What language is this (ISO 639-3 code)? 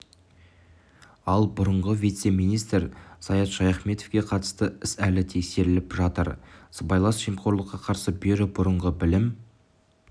kaz